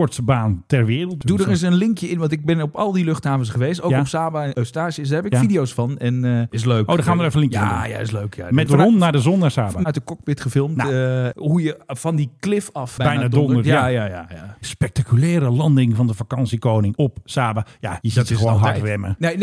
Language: Dutch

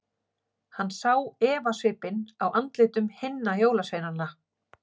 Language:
Icelandic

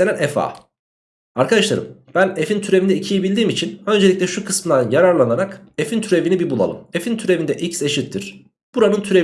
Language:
Turkish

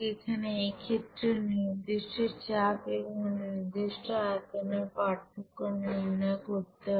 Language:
Bangla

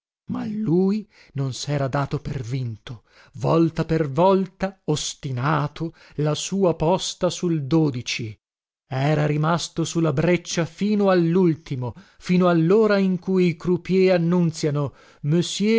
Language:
Italian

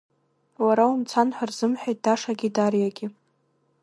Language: Abkhazian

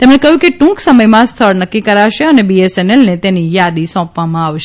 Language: Gujarati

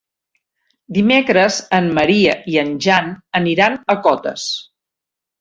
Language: Catalan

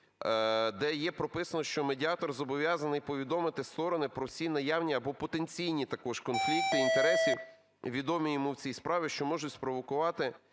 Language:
Ukrainian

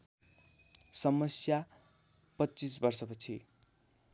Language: Nepali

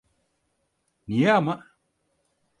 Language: Turkish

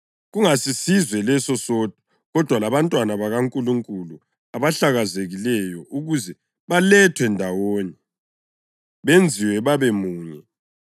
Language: North Ndebele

